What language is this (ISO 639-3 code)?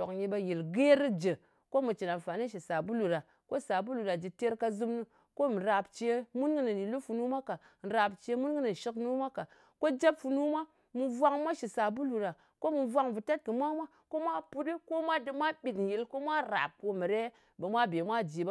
anc